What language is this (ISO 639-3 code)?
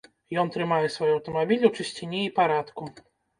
bel